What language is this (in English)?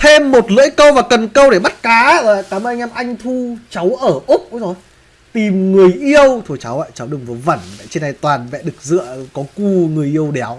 Vietnamese